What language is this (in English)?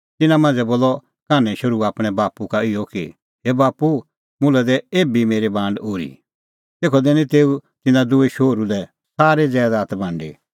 Kullu Pahari